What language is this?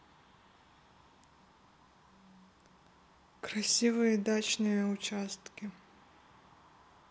Russian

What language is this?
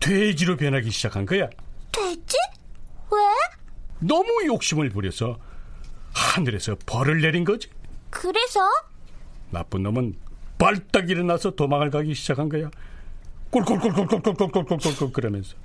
Korean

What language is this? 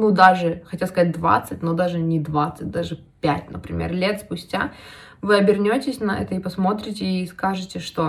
Russian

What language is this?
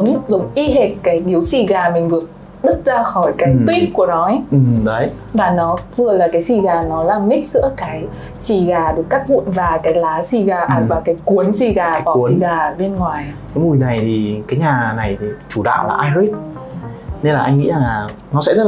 Vietnamese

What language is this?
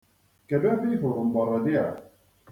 Igbo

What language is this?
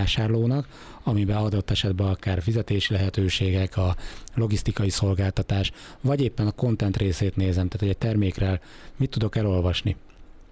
Hungarian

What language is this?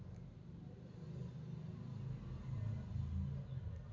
Kannada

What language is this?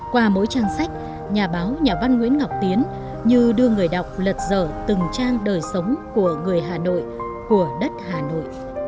Vietnamese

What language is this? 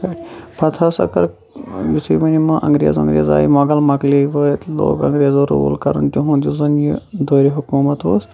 Kashmiri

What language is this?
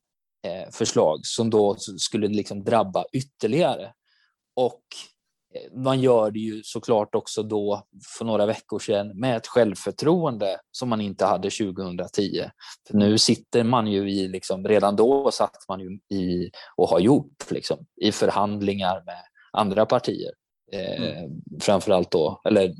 Swedish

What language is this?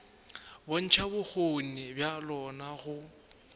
Northern Sotho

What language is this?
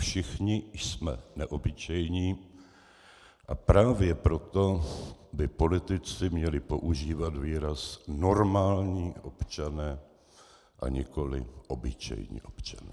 Czech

